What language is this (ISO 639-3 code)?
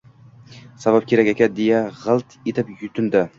uzb